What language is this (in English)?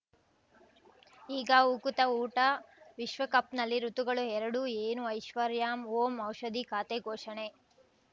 Kannada